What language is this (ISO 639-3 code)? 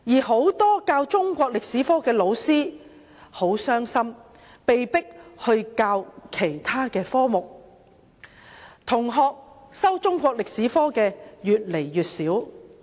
yue